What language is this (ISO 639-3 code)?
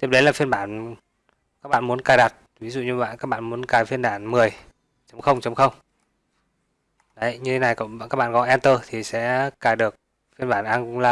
vie